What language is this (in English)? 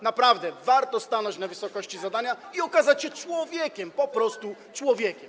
Polish